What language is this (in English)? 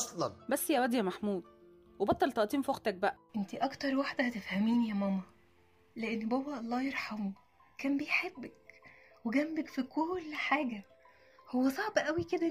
Arabic